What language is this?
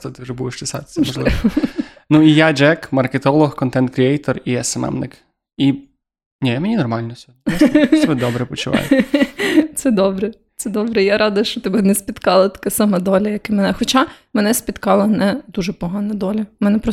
Ukrainian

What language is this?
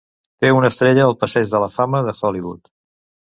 Catalan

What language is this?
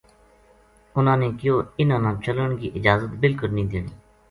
Gujari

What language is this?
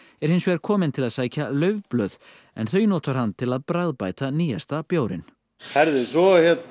Icelandic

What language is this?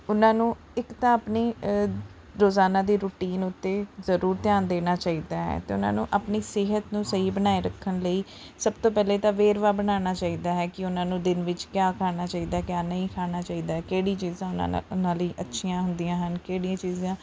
Punjabi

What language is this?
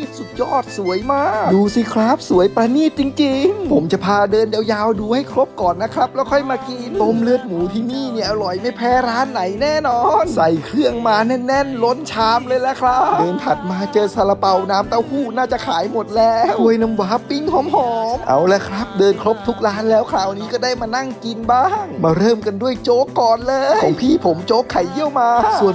Thai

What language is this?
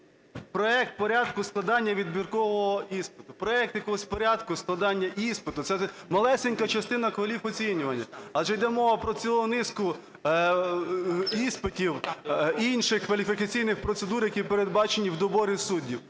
Ukrainian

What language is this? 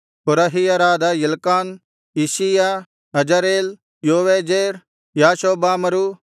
Kannada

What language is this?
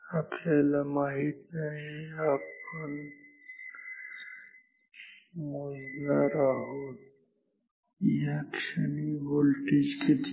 Marathi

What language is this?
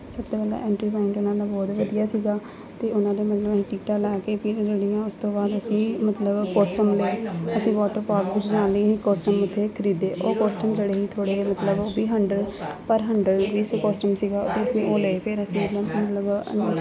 Punjabi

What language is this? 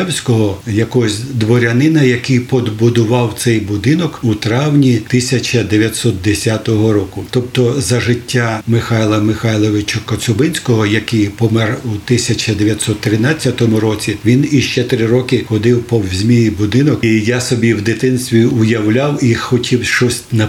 Ukrainian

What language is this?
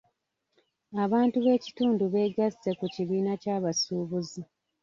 Ganda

